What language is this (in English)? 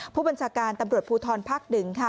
Thai